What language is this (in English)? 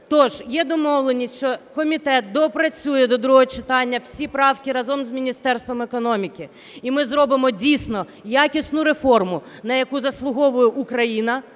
Ukrainian